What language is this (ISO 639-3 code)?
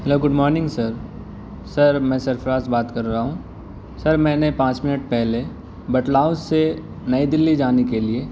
urd